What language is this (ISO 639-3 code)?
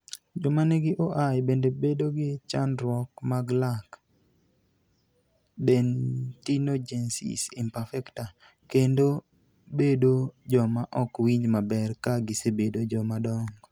luo